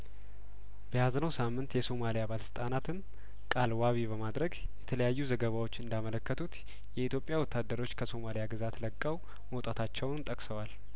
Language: Amharic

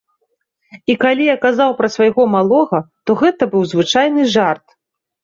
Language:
Belarusian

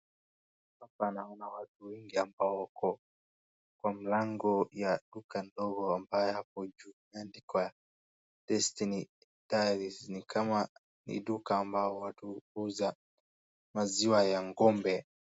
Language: Swahili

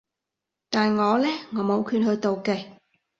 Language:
Cantonese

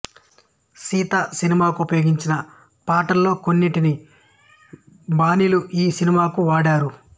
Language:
Telugu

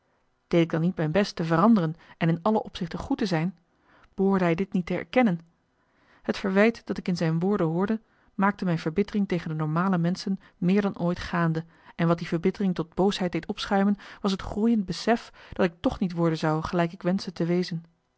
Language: Dutch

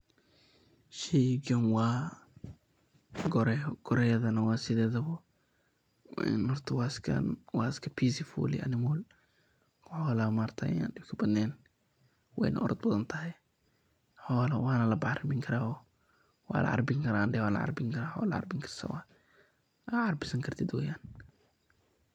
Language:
Somali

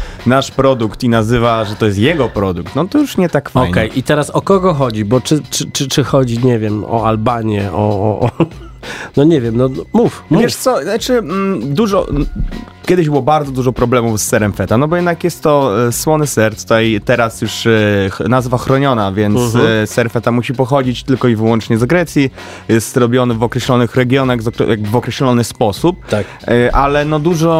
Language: Polish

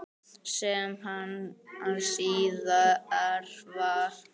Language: Icelandic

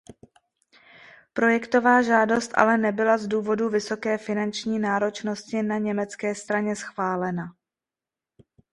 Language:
Czech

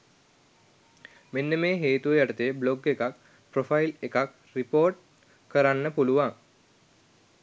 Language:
Sinhala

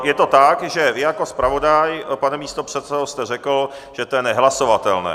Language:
Czech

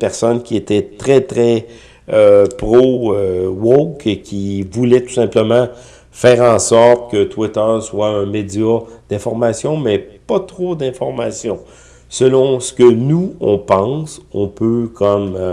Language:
French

